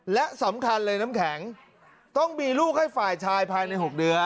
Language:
Thai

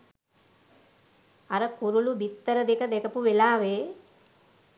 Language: Sinhala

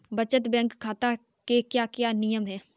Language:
Hindi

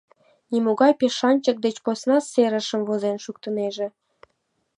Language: Mari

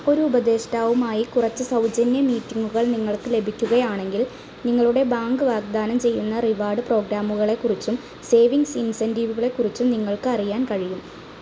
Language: Malayalam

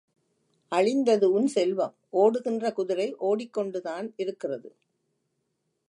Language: Tamil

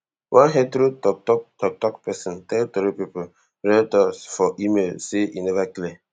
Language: Nigerian Pidgin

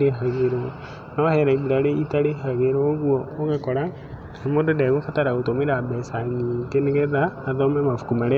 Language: Kikuyu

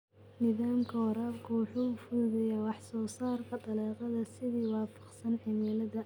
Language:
Somali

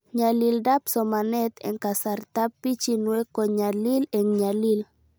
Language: Kalenjin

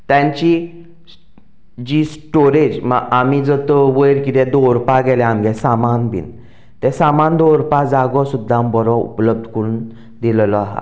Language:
Konkani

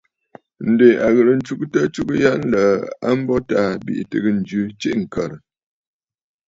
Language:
Bafut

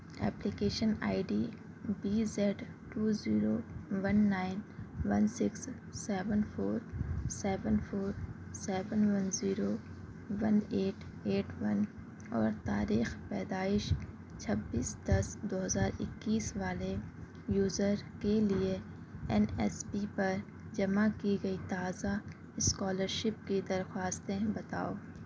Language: Urdu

